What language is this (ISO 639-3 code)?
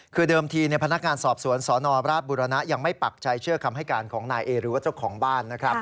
tha